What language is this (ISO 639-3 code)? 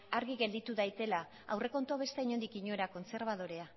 eus